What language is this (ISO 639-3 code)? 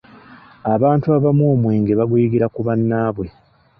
lug